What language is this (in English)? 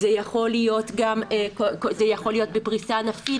Hebrew